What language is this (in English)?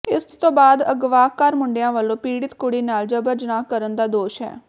Punjabi